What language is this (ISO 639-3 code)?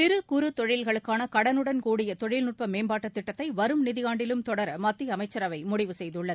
tam